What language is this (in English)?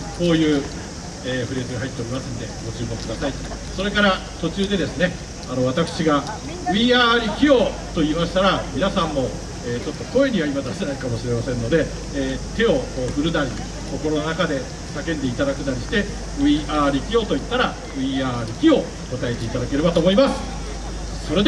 Japanese